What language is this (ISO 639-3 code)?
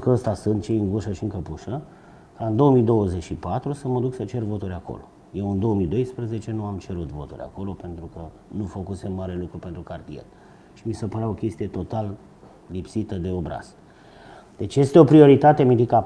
ron